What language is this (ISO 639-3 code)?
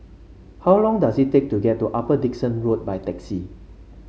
eng